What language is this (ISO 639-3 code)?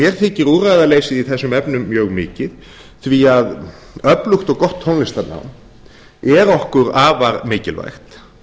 isl